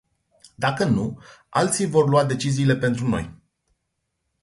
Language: Romanian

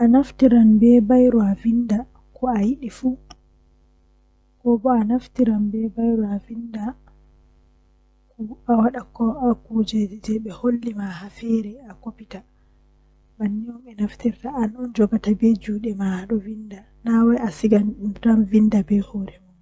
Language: Western Niger Fulfulde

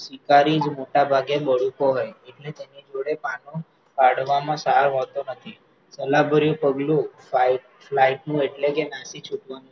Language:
Gujarati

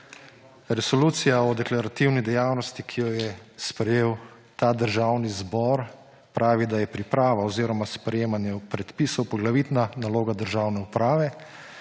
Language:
Slovenian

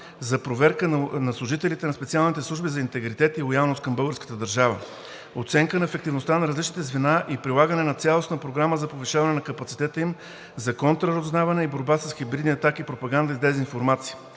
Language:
Bulgarian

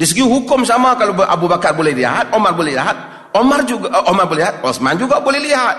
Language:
Malay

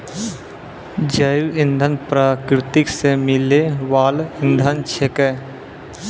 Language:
Maithili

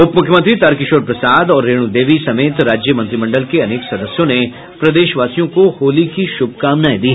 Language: Hindi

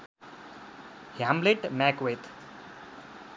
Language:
Nepali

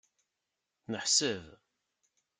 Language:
Kabyle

